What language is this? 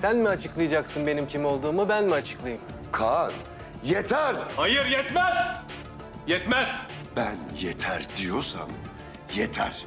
Turkish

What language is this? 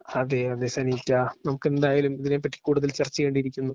Malayalam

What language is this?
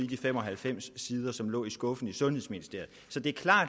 Danish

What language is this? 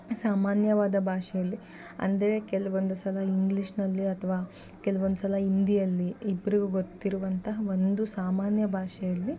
Kannada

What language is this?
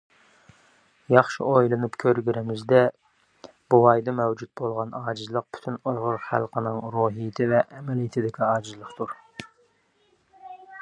Uyghur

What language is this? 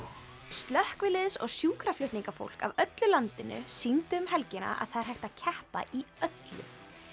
Icelandic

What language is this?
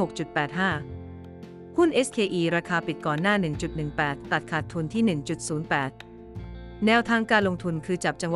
Thai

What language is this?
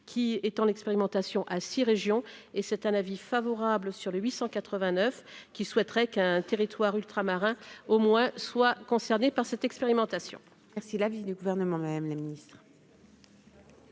French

